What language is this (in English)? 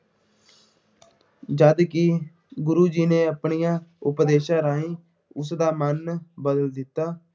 Punjabi